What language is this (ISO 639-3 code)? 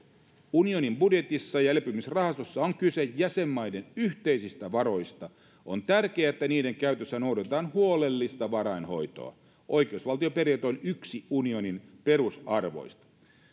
fin